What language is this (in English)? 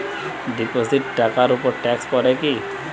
Bangla